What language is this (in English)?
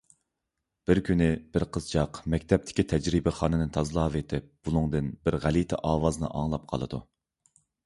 Uyghur